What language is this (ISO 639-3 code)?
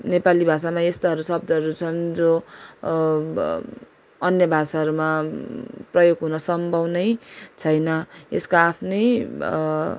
nep